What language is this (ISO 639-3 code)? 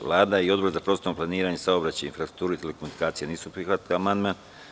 srp